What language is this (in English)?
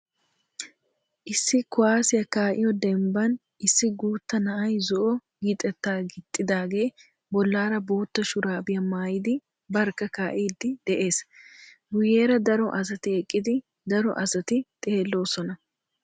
Wolaytta